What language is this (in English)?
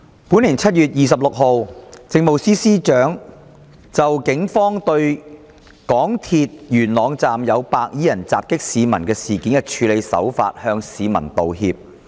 Cantonese